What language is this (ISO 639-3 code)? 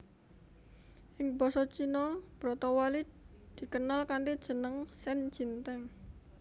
jav